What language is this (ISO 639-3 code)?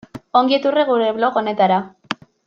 eus